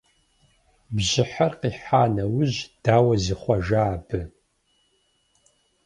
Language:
Kabardian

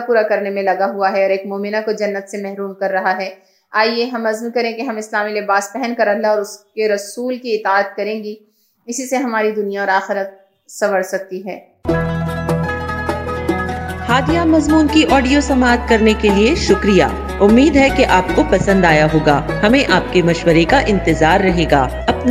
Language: Urdu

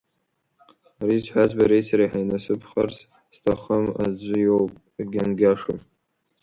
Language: Abkhazian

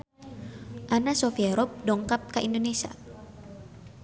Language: Sundanese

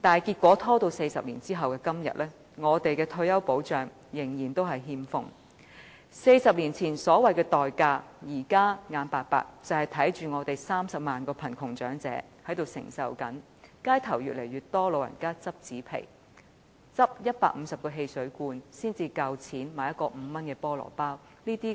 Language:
Cantonese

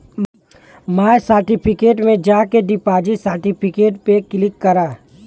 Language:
Bhojpuri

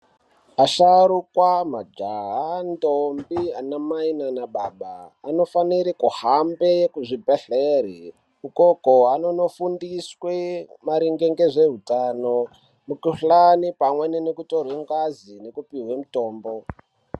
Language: Ndau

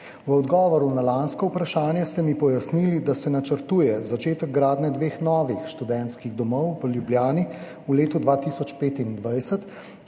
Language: Slovenian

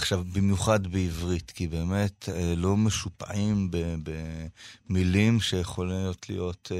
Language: Hebrew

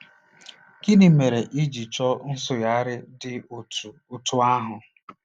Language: Igbo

